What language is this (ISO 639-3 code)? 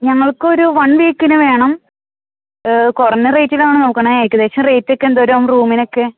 mal